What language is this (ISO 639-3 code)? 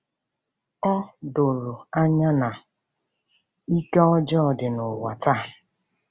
ibo